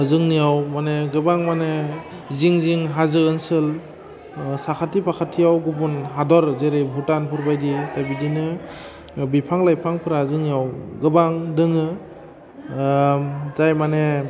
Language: Bodo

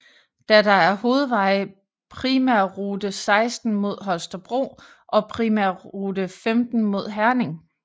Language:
Danish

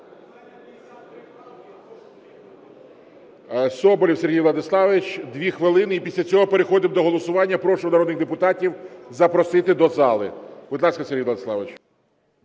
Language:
Ukrainian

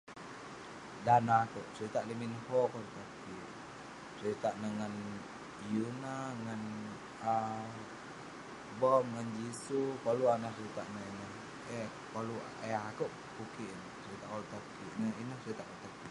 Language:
Western Penan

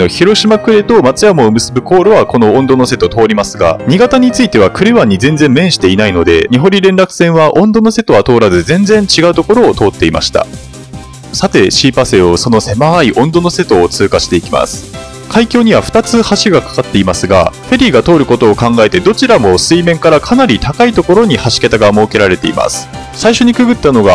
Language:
Japanese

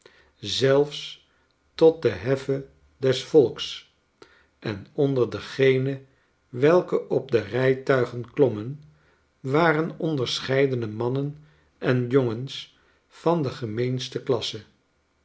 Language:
Dutch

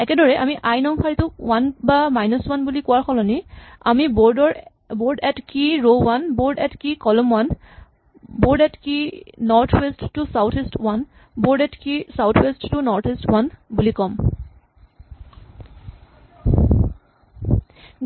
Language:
Assamese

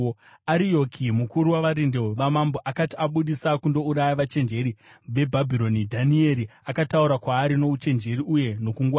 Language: Shona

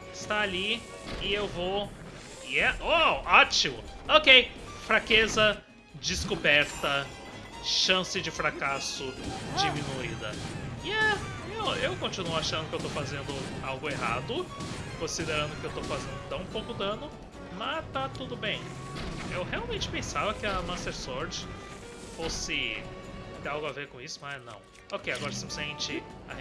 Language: Portuguese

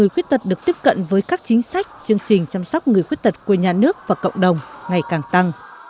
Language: Vietnamese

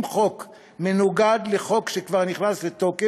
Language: Hebrew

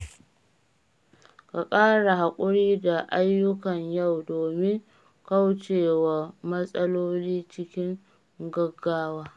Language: Hausa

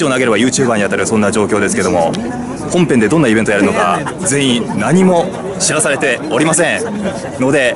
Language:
Japanese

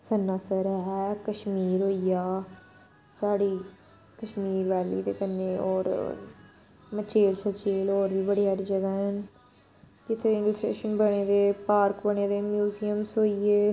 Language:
Dogri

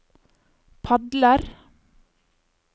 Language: Norwegian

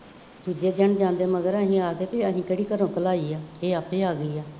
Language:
Punjabi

